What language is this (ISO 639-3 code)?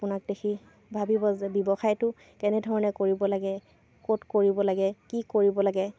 asm